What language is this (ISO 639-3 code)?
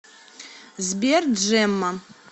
rus